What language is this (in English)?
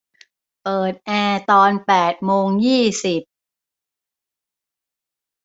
Thai